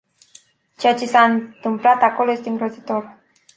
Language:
Romanian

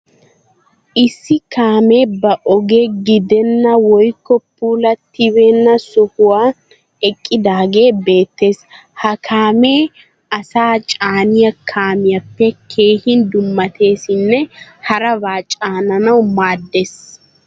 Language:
Wolaytta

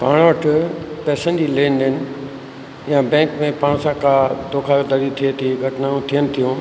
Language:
Sindhi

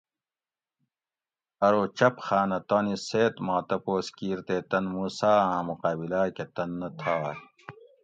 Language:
Gawri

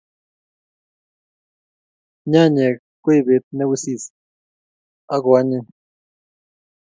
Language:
Kalenjin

